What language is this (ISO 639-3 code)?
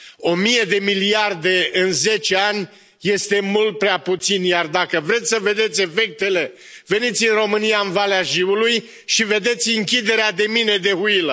ron